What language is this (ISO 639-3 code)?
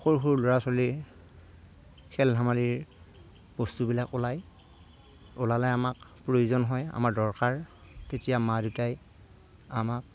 asm